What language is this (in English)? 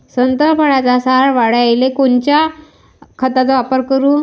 Marathi